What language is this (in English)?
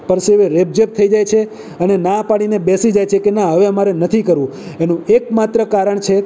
Gujarati